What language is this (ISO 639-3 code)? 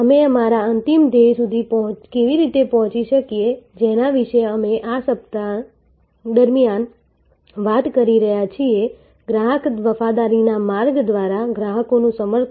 guj